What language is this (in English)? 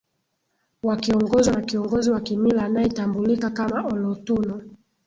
Swahili